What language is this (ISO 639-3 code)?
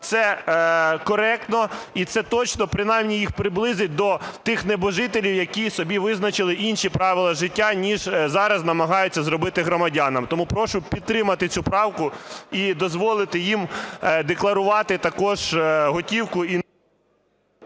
ukr